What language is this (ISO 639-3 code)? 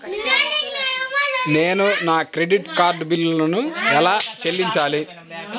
tel